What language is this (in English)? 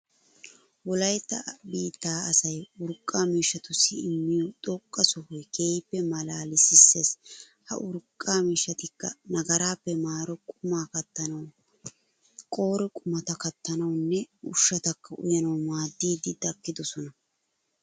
Wolaytta